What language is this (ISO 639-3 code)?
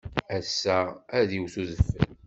kab